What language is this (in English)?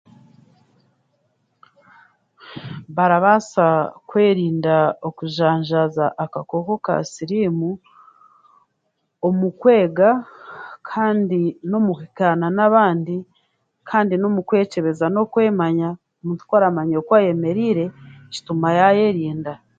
Chiga